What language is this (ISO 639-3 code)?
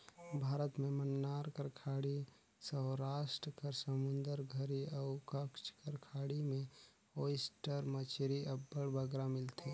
hne